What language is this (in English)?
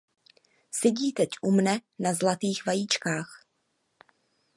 Czech